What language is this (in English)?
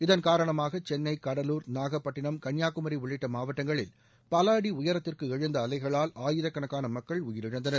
Tamil